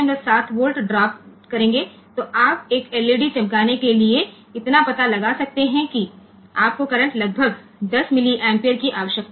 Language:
Gujarati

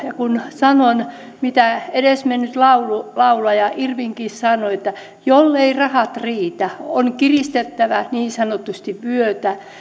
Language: Finnish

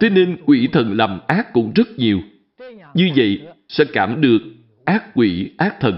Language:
Vietnamese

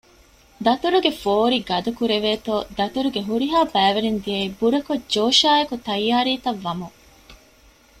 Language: Divehi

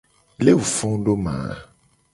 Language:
Gen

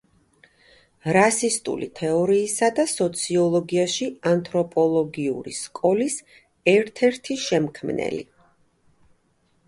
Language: Georgian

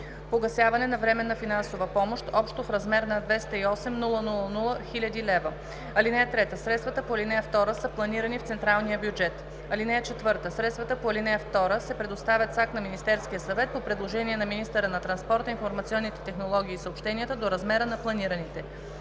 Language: Bulgarian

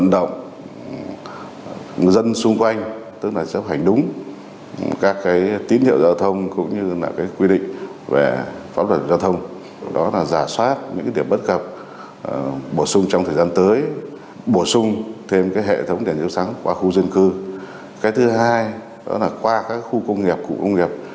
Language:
Vietnamese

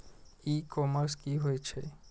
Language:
Maithili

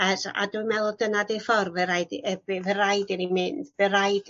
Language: Welsh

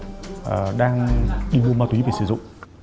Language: Vietnamese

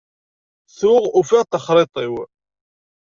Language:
Kabyle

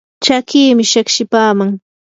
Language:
Yanahuanca Pasco Quechua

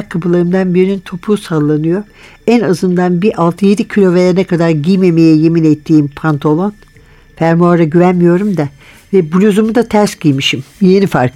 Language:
Turkish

